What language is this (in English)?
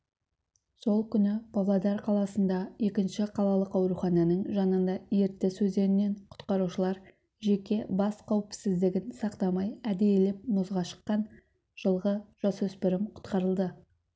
Kazakh